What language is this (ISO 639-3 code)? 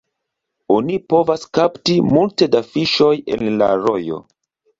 epo